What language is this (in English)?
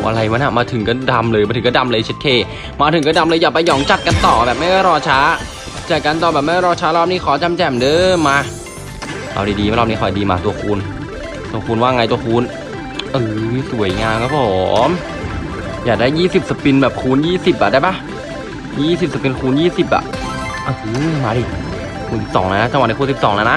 Thai